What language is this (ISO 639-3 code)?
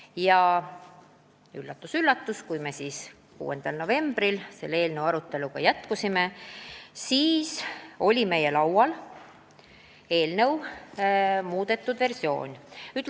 est